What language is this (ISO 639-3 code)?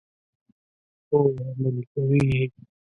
pus